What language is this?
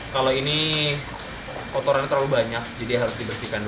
Indonesian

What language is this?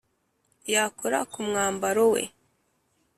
Kinyarwanda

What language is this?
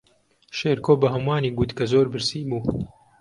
Central Kurdish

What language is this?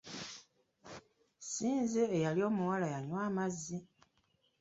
Ganda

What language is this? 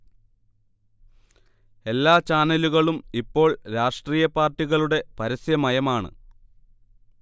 Malayalam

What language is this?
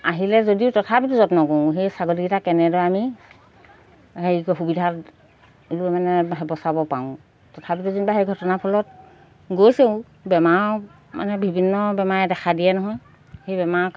Assamese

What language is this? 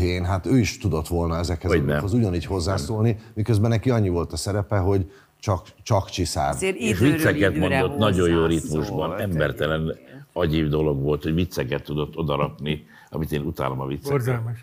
Hungarian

